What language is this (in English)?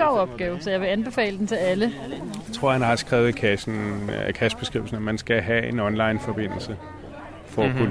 Danish